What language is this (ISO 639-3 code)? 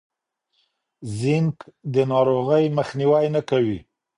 pus